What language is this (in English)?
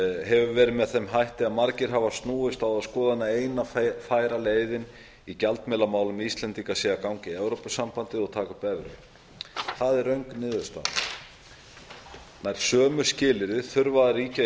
Icelandic